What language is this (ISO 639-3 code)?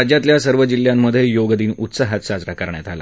mar